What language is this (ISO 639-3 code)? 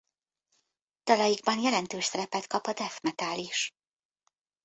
hun